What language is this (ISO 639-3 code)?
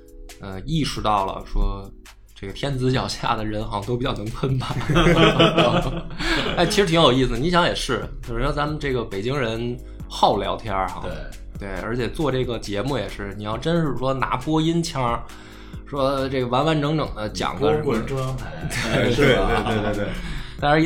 zho